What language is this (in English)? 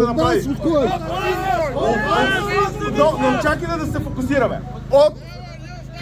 Bulgarian